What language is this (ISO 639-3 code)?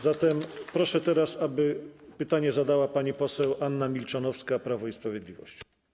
pol